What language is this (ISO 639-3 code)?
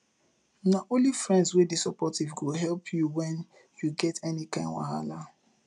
pcm